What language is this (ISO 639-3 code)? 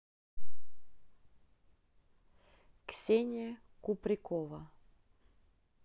rus